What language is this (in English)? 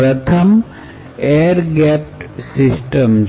Gujarati